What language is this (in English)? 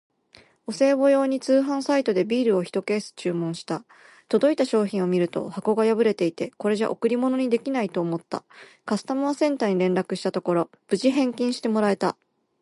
Japanese